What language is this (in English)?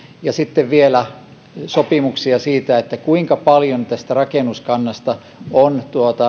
Finnish